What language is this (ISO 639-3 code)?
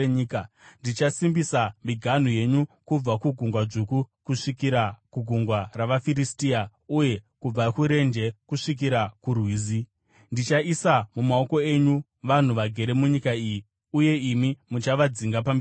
sna